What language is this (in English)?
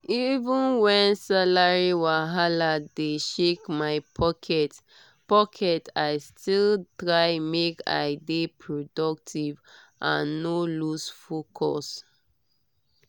Nigerian Pidgin